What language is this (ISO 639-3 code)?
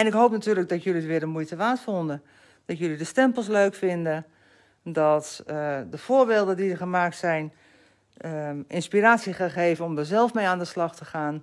nld